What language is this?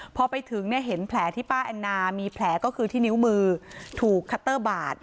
Thai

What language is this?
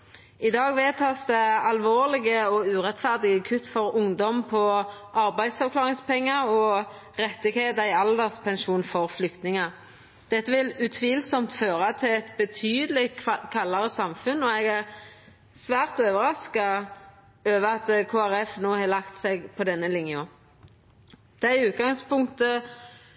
Norwegian Nynorsk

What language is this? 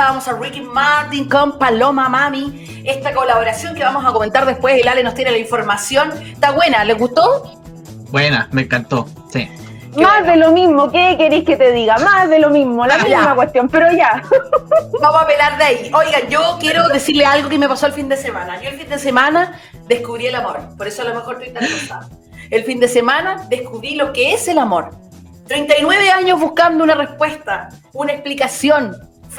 Spanish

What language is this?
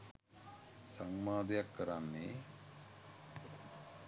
Sinhala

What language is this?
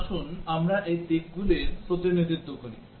Bangla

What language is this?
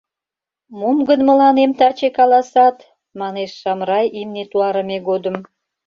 Mari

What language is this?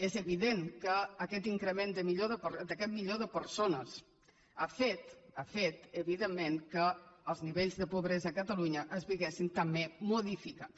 Catalan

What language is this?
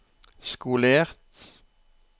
Norwegian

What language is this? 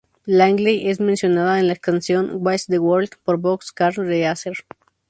Spanish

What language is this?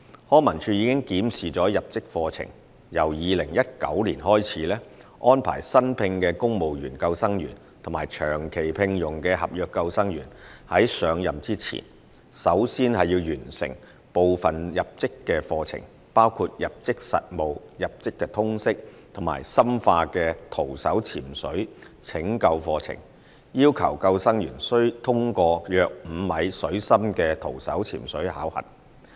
Cantonese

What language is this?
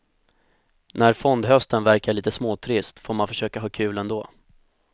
Swedish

